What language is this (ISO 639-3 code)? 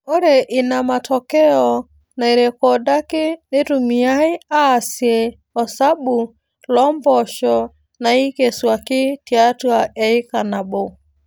mas